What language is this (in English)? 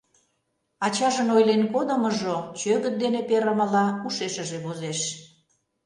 Mari